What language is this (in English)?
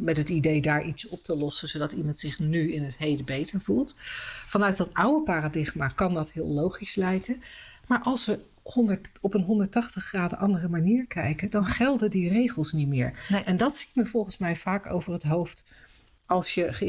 Dutch